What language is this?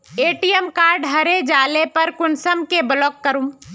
Magahi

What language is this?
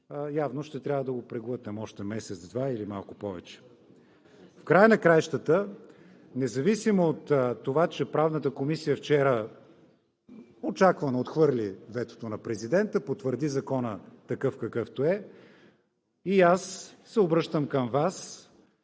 Bulgarian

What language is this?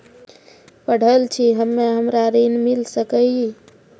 Maithili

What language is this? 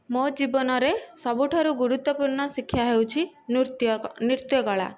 Odia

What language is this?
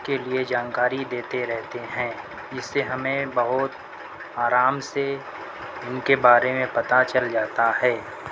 Urdu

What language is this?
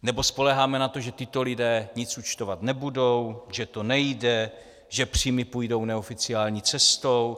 Czech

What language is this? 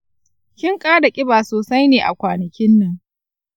Hausa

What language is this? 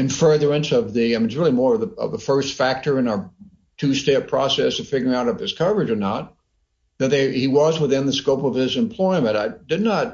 English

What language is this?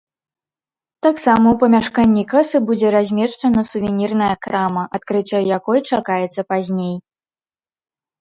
Belarusian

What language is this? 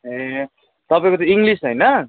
Nepali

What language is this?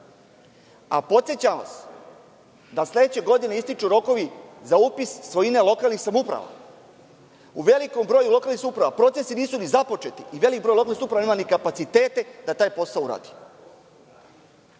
Serbian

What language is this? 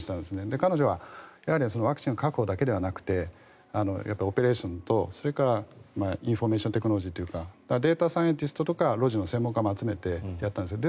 Japanese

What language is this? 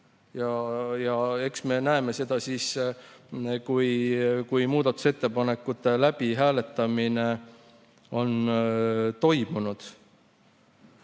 Estonian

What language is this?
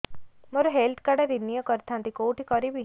Odia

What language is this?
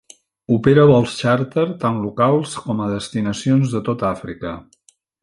Catalan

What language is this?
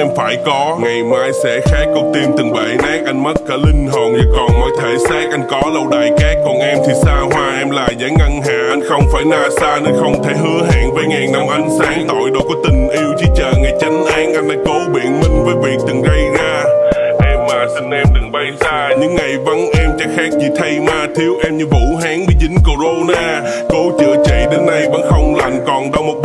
Vietnamese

